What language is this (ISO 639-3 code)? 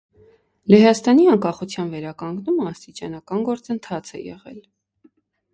hye